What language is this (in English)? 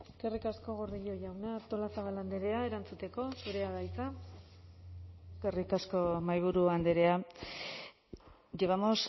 Basque